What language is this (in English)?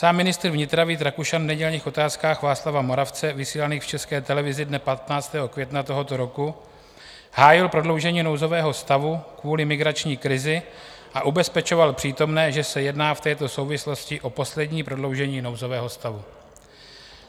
Czech